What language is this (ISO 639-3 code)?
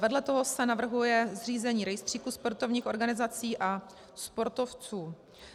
ces